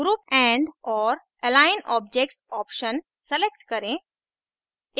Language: Hindi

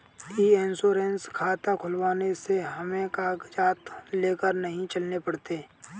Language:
Hindi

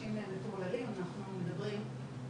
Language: Hebrew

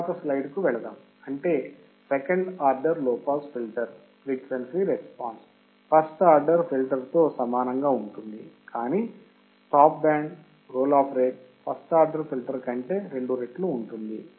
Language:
Telugu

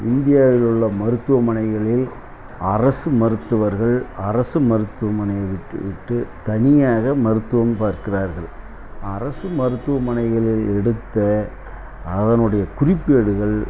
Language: Tamil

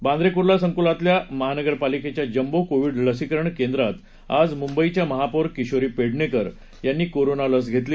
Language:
Marathi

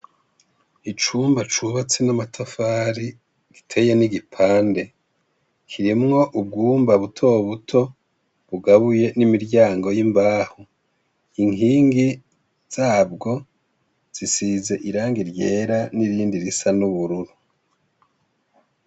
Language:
Rundi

